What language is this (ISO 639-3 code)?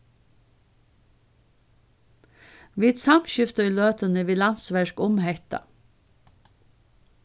fao